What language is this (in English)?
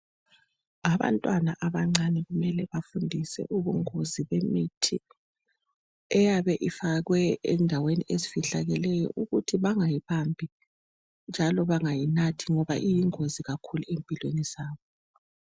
North Ndebele